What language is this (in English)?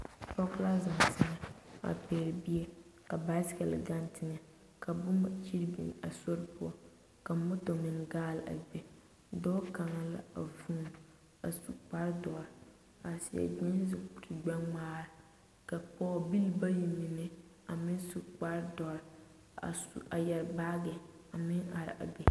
Southern Dagaare